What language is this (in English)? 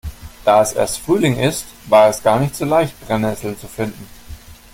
German